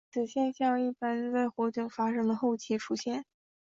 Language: Chinese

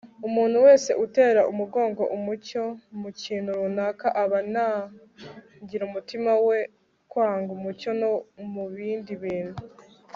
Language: Kinyarwanda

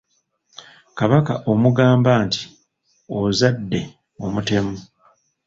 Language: Ganda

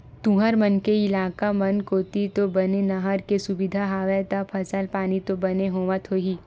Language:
Chhattisgarhi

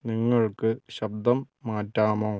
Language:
Malayalam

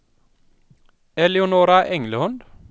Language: Swedish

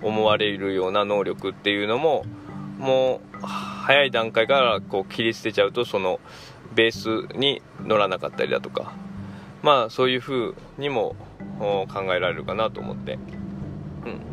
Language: Japanese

